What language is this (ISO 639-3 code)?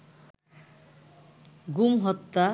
ben